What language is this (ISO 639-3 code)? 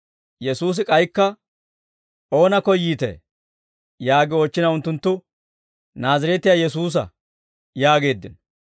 dwr